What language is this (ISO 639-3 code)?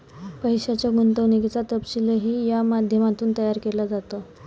mar